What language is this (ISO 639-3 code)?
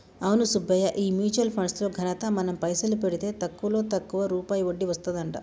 tel